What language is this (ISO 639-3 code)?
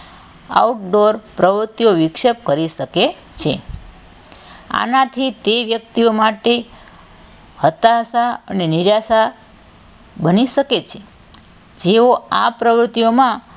guj